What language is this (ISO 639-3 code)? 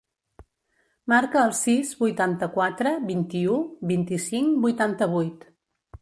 cat